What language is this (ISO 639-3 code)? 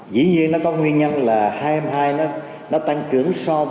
vie